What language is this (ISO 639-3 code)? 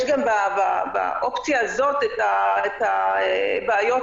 heb